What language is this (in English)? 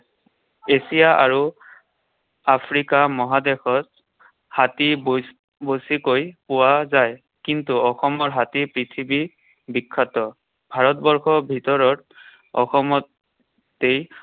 Assamese